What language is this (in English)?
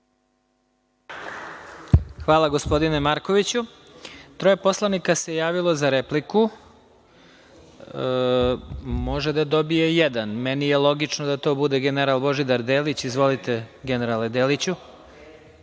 Serbian